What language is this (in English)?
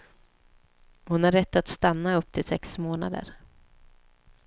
Swedish